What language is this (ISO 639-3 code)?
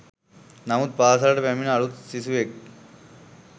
sin